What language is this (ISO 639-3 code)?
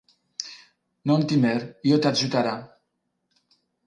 ina